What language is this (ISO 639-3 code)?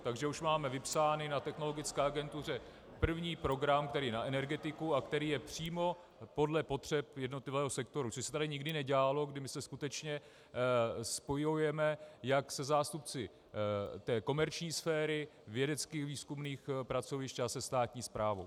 ces